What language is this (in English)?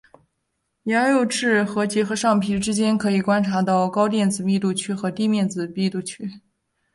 Chinese